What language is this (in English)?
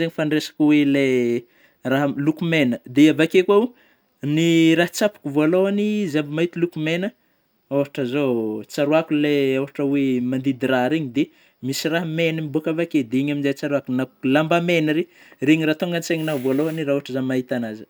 Northern Betsimisaraka Malagasy